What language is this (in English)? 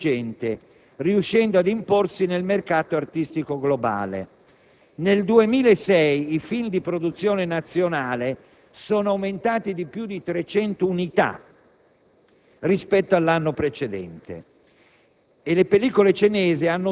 Italian